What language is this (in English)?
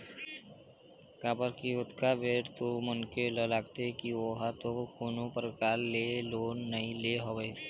Chhattisgarhi